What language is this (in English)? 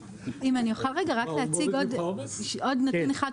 Hebrew